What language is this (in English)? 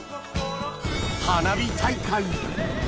Japanese